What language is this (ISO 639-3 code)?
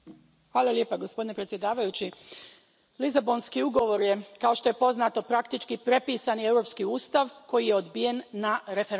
hrv